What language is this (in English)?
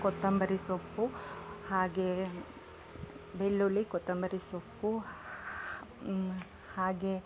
Kannada